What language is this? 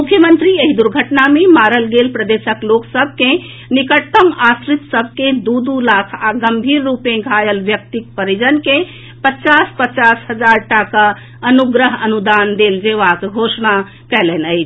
Maithili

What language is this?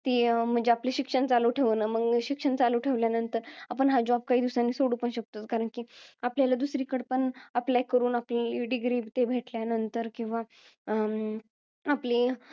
Marathi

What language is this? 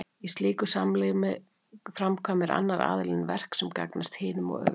Icelandic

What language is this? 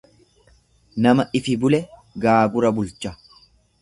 Oromo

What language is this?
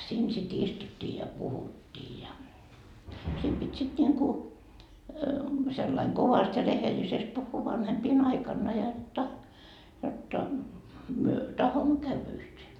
Finnish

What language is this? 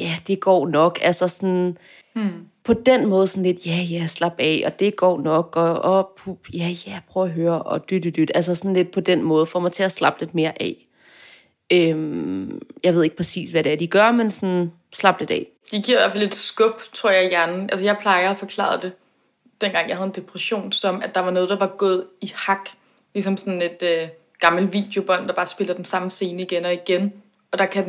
Danish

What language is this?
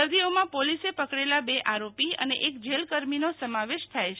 Gujarati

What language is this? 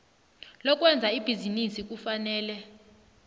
South Ndebele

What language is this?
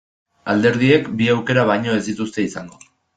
Basque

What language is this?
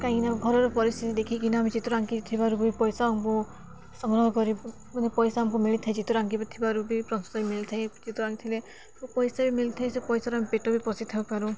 Odia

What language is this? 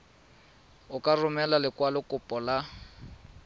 Tswana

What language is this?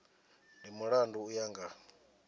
Venda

